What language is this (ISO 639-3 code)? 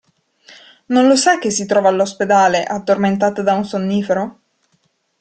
ita